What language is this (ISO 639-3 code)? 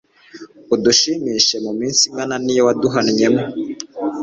kin